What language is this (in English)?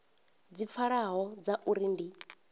Venda